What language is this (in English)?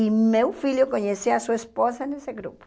Portuguese